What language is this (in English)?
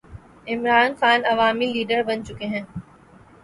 Urdu